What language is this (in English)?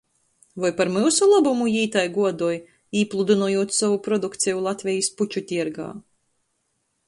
Latgalian